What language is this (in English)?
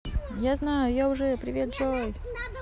Russian